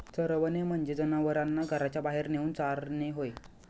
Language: Marathi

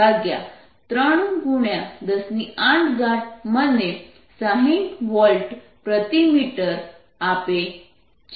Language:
Gujarati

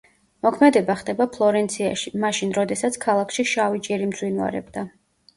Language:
Georgian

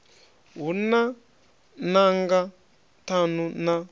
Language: Venda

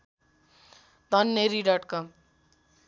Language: Nepali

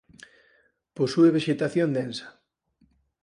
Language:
Galician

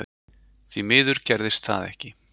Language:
Icelandic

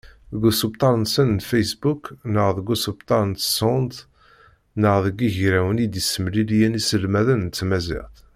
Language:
Kabyle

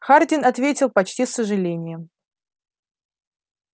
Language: Russian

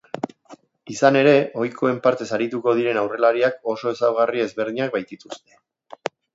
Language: Basque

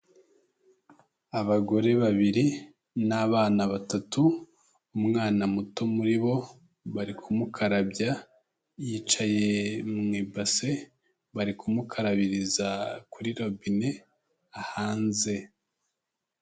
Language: Kinyarwanda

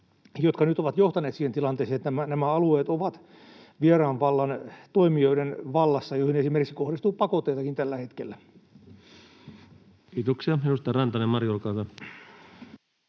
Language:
Finnish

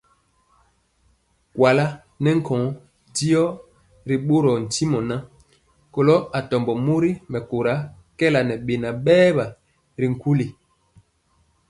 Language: Mpiemo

